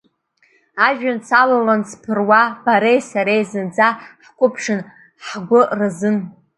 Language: Abkhazian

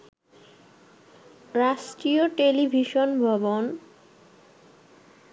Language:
Bangla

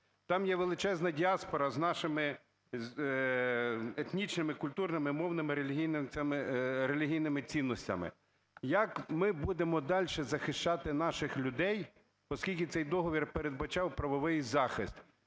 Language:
Ukrainian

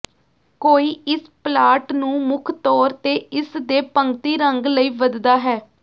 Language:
Punjabi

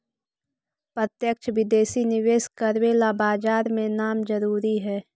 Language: Magahi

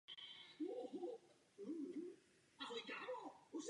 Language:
Czech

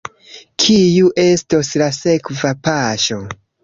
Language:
Esperanto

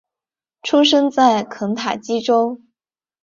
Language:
Chinese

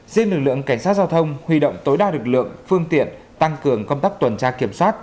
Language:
Vietnamese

